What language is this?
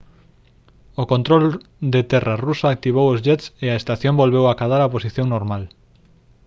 Galician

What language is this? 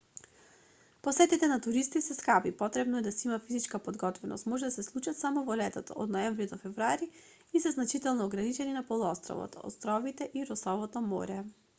Macedonian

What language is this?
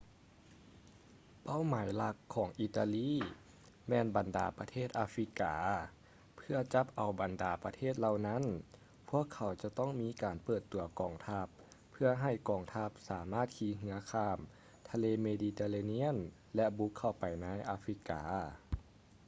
Lao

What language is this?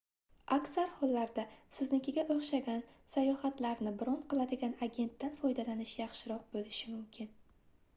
Uzbek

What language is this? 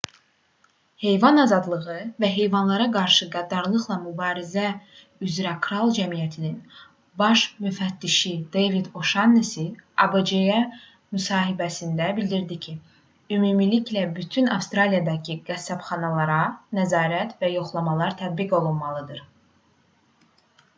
Azerbaijani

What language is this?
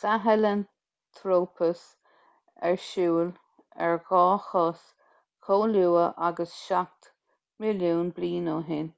Irish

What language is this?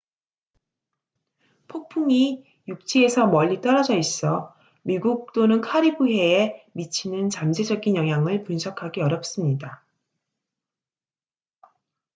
Korean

